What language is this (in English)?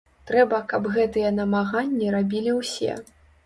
Belarusian